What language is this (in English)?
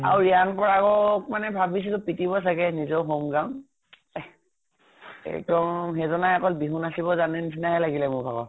Assamese